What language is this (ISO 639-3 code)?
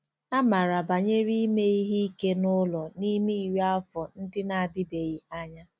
ibo